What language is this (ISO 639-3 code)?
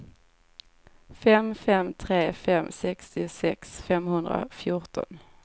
swe